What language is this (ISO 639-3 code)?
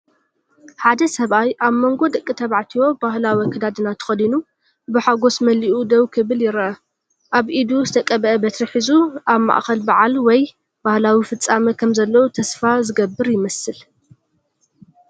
tir